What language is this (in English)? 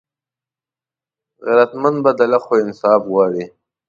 Pashto